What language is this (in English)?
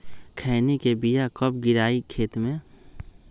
Magahi